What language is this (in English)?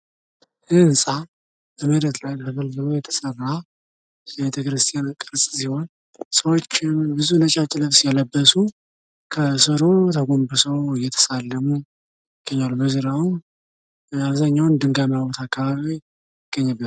Amharic